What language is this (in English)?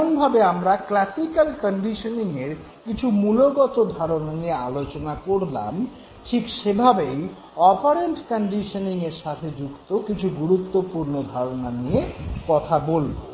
Bangla